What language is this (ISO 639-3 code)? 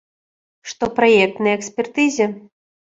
bel